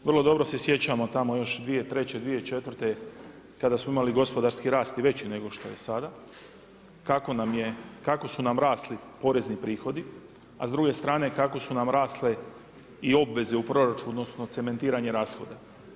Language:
Croatian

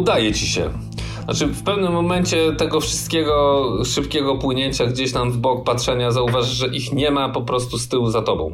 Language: Polish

